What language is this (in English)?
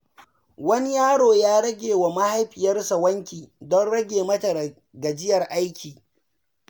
Hausa